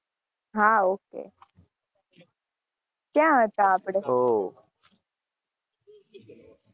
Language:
Gujarati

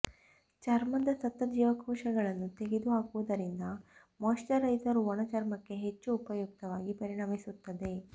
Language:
Kannada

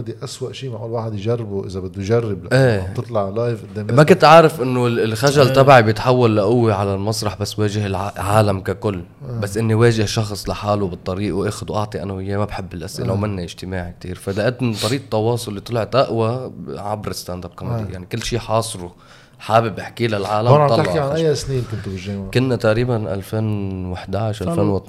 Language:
Arabic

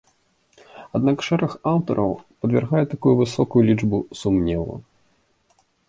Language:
Belarusian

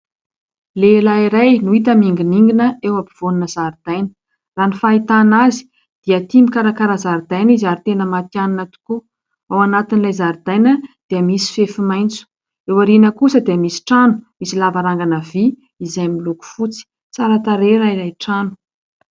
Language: Malagasy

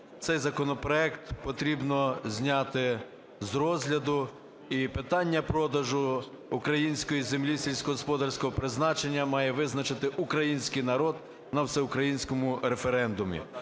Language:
Ukrainian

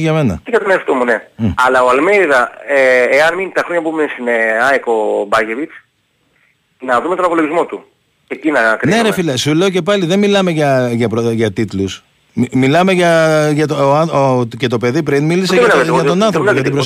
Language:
Greek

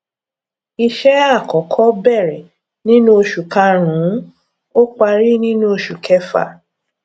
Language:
Yoruba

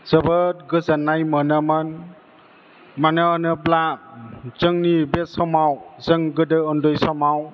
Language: Bodo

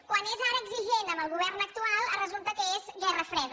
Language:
Catalan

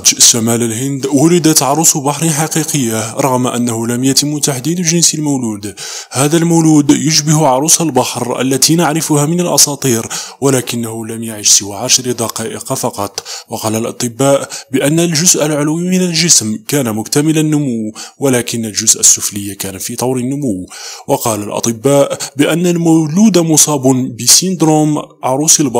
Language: Arabic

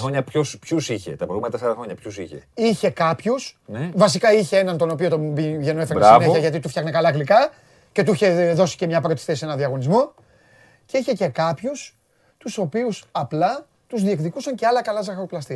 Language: Greek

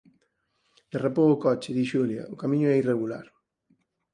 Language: Galician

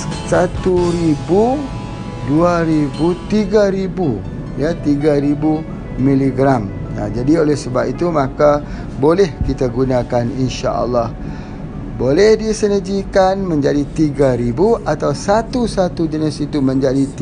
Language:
Malay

